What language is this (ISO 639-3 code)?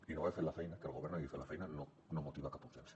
cat